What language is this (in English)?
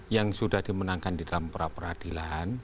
Indonesian